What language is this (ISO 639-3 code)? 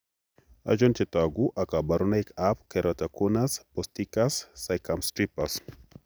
kln